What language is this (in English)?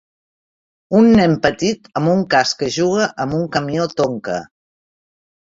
Catalan